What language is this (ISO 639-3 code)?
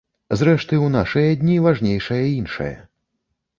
bel